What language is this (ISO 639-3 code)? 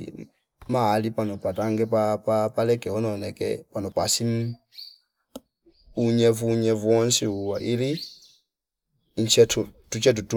fip